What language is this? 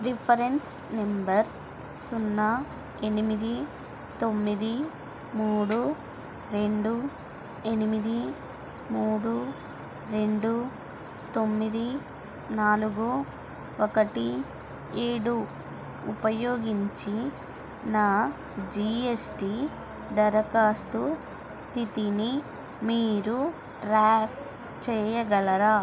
Telugu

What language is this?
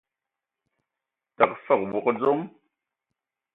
Ewondo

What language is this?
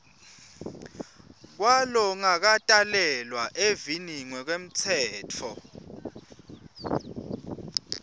Swati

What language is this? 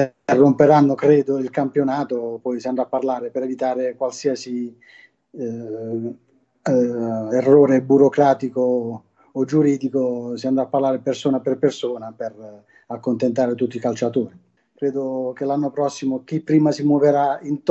Italian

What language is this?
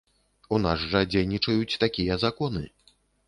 Belarusian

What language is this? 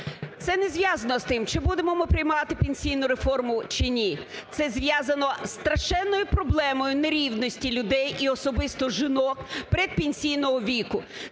Ukrainian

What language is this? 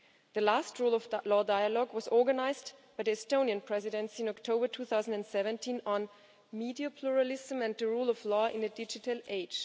English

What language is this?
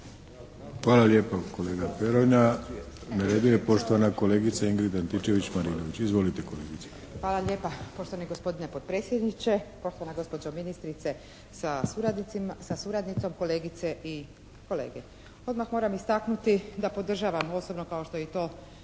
Croatian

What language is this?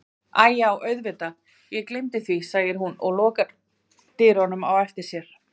Icelandic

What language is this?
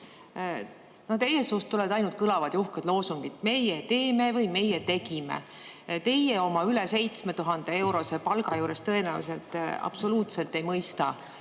Estonian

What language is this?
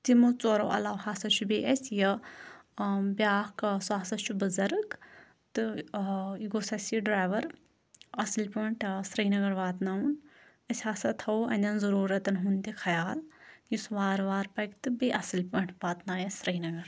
Kashmiri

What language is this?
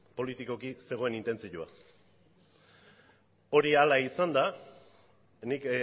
Basque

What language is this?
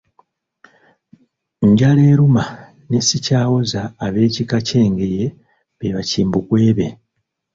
Ganda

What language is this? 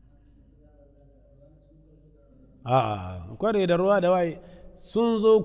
Arabic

